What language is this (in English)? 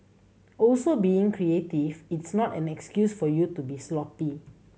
English